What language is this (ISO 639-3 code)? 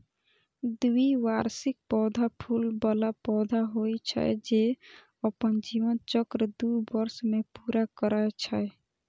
mai